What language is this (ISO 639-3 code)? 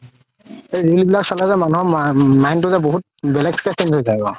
asm